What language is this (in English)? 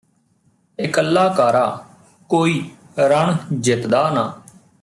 Punjabi